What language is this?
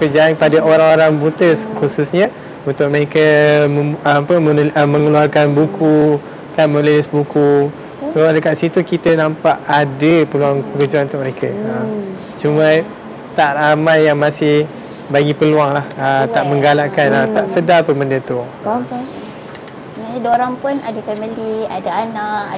Malay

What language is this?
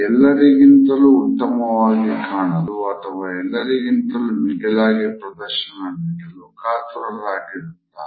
Kannada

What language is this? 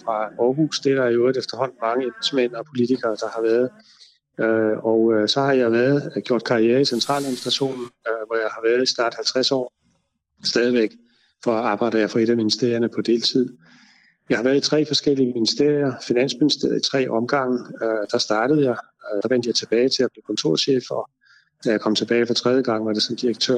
Danish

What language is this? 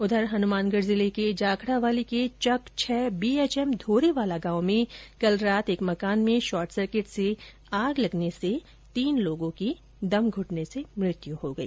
Hindi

